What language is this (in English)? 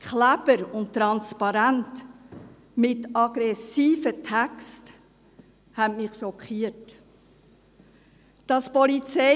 Swiss German